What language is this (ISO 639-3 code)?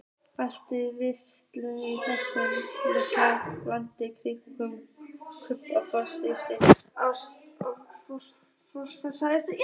isl